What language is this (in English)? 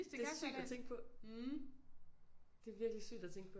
Danish